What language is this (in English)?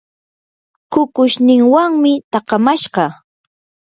Yanahuanca Pasco Quechua